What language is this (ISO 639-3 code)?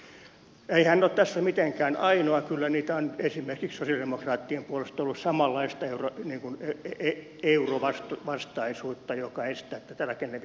fin